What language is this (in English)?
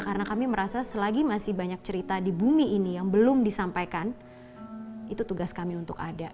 Indonesian